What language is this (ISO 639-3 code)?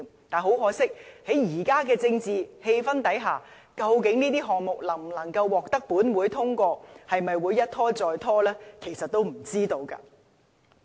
yue